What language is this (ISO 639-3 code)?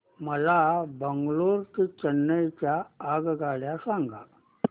mar